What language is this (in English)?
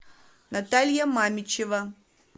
Russian